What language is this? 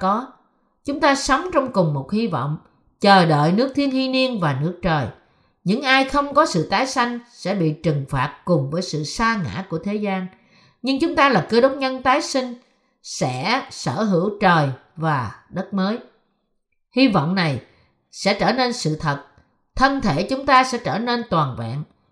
Vietnamese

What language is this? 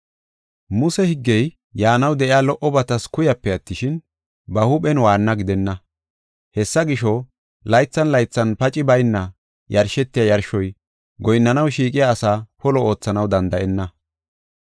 Gofa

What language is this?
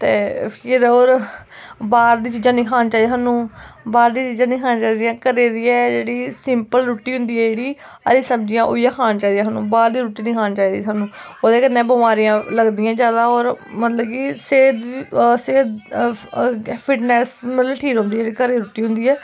Dogri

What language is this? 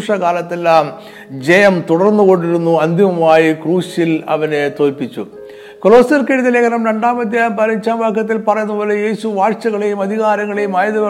Malayalam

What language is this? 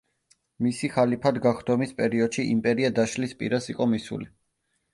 Georgian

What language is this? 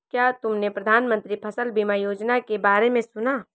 Hindi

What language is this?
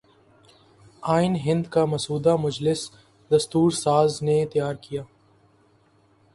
Urdu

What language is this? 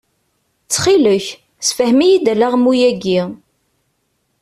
Kabyle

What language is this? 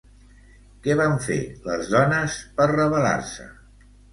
Catalan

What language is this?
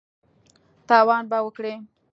Pashto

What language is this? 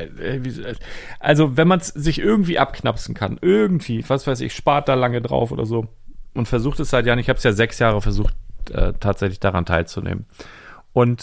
German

